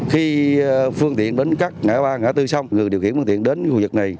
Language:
Vietnamese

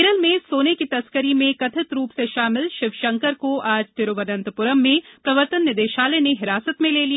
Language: Hindi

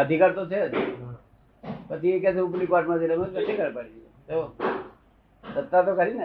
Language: Gujarati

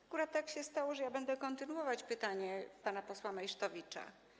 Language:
Polish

